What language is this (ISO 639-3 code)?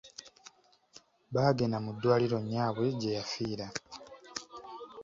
lug